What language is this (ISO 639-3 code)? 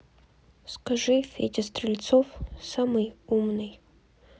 rus